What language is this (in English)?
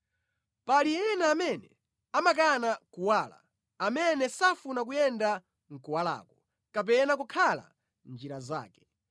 Nyanja